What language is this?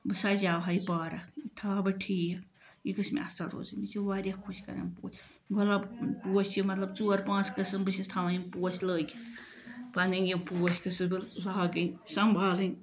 Kashmiri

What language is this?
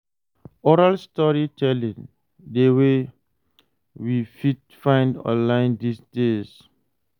Nigerian Pidgin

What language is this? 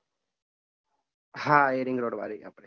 Gujarati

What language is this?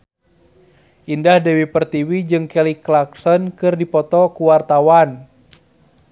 Sundanese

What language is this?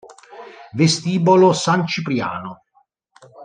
Italian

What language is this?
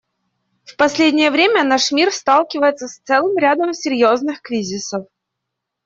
Russian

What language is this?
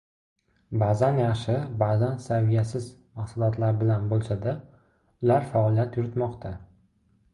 Uzbek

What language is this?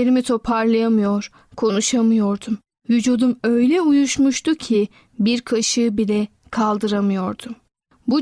Turkish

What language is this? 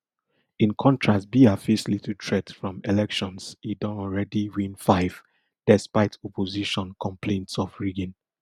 Nigerian Pidgin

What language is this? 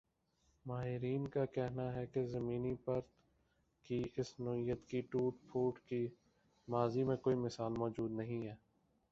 Urdu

